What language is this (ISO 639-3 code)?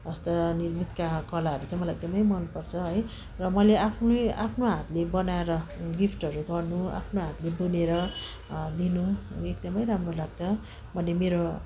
nep